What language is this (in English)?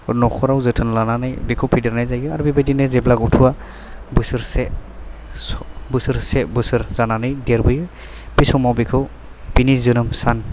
Bodo